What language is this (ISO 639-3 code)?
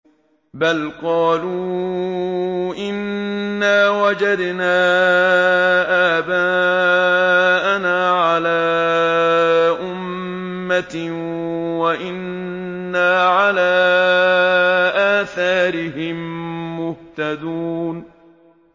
ara